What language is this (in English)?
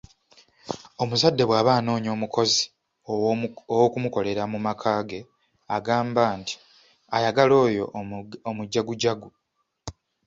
Ganda